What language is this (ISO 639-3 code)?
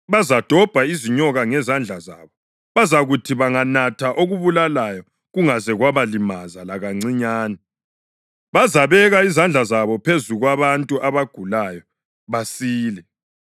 nde